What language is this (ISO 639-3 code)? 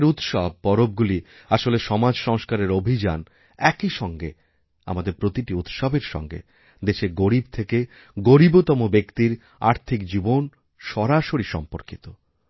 ben